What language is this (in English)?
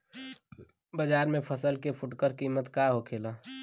Bhojpuri